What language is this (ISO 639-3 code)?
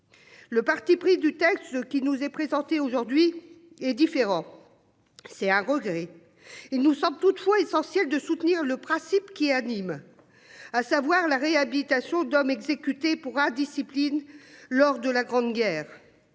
fra